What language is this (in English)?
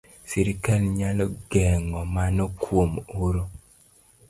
Luo (Kenya and Tanzania)